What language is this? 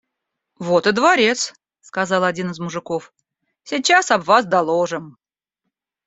Russian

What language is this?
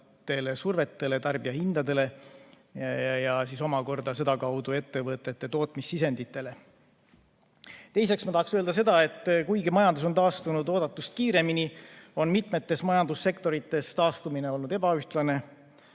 Estonian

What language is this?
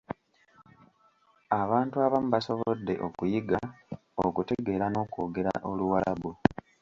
Ganda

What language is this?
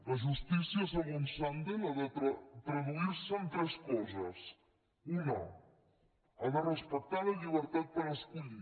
Catalan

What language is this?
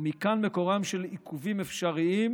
Hebrew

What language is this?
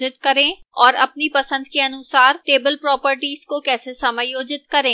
Hindi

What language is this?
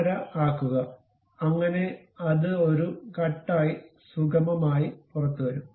Malayalam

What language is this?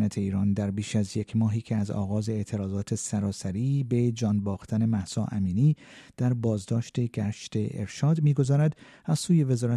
Persian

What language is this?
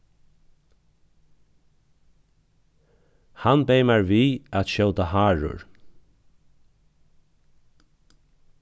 Faroese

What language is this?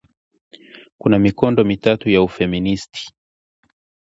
Swahili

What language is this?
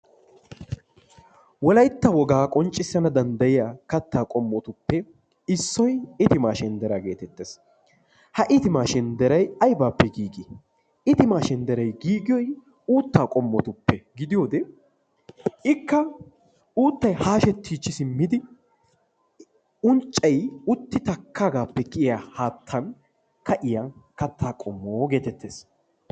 Wolaytta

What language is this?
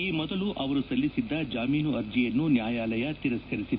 Kannada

